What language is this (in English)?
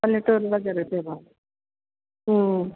Telugu